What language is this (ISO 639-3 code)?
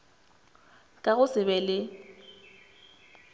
nso